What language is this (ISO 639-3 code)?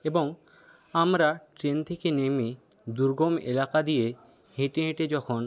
ben